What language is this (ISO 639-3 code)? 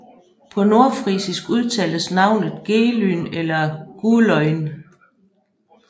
dan